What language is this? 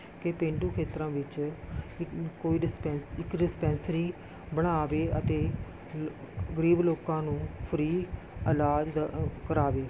Punjabi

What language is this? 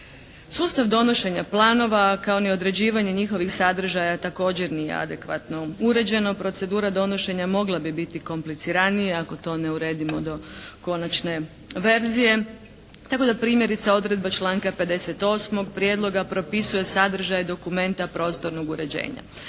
Croatian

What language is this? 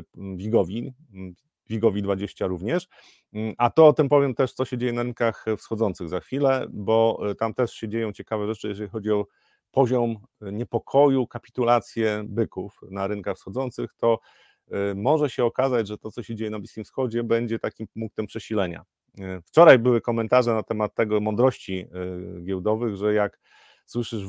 Polish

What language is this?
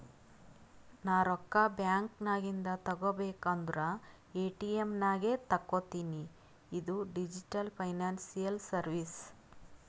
Kannada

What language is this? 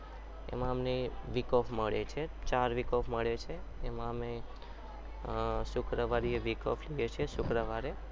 Gujarati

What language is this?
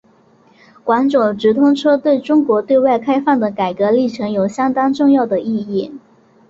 Chinese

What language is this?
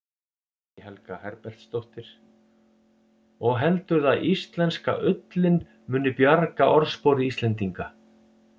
Icelandic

